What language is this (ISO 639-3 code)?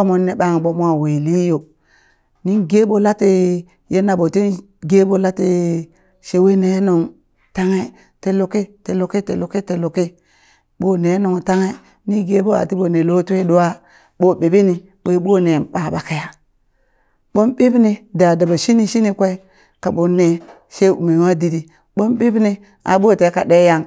bys